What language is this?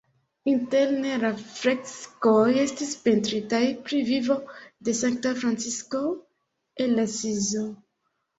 Esperanto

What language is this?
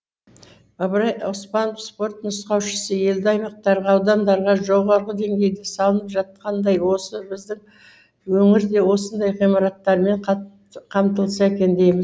Kazakh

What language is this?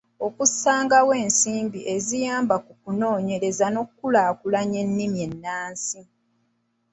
Ganda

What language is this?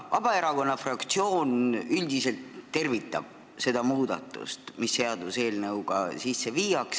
Estonian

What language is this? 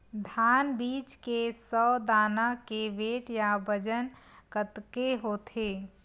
Chhattisgarhi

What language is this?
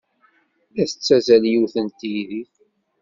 Kabyle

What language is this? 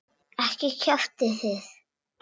Icelandic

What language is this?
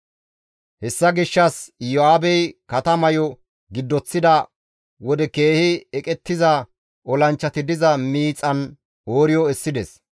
Gamo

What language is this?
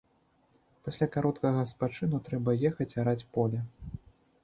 Belarusian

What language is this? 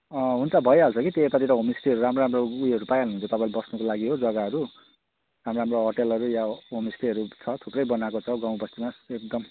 Nepali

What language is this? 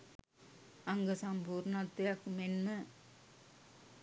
Sinhala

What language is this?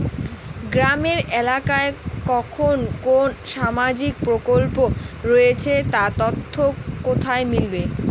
Bangla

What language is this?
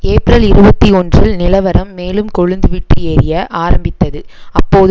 Tamil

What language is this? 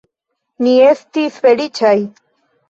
Esperanto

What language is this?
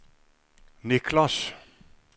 Norwegian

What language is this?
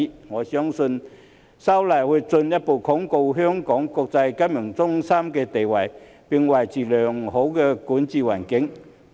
Cantonese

